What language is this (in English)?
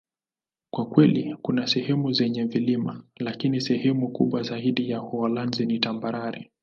Swahili